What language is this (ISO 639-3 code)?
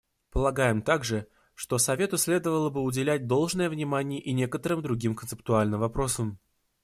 rus